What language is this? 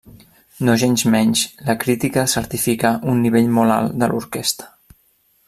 Catalan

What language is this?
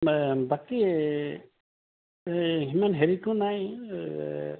Assamese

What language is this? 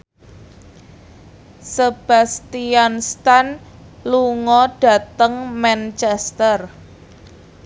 Javanese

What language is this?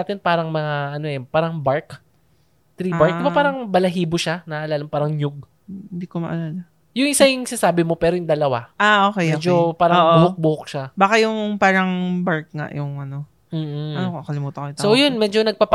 Filipino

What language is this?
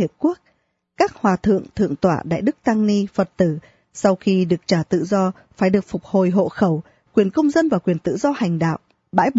Vietnamese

